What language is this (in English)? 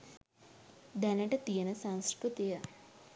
Sinhala